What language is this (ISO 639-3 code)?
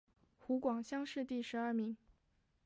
zho